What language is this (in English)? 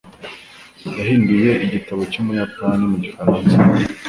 Kinyarwanda